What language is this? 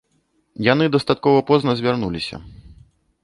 Belarusian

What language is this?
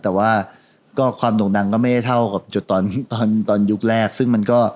Thai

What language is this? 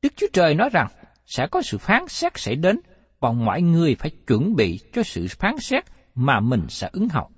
Vietnamese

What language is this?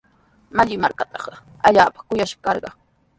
Sihuas Ancash Quechua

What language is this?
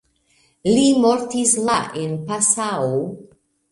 Esperanto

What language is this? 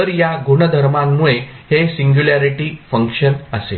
Marathi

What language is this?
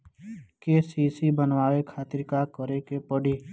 Bhojpuri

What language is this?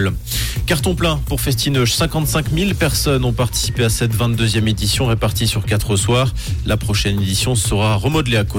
French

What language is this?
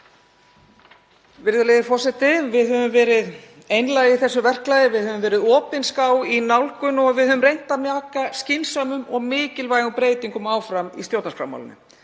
Icelandic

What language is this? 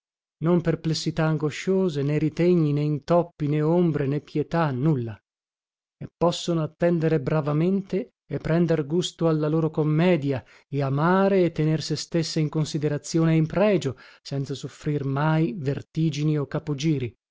Italian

